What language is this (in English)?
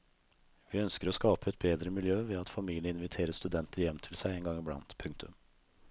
Norwegian